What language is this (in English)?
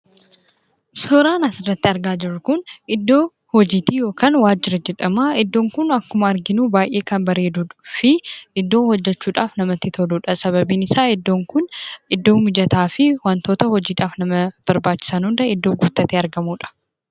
Oromo